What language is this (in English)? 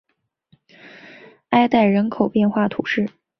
Chinese